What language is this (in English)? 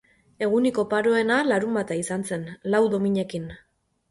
Basque